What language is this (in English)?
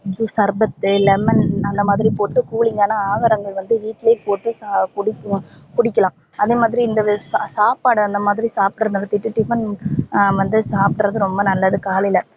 Tamil